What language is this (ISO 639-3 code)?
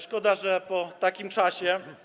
pol